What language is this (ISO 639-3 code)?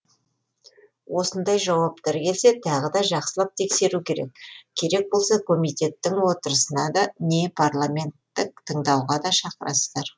kaz